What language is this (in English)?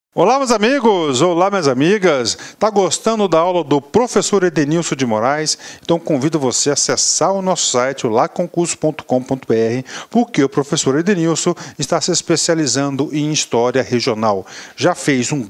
Portuguese